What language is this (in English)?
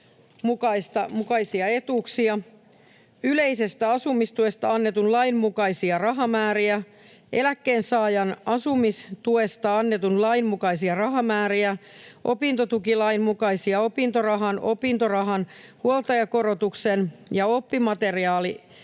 Finnish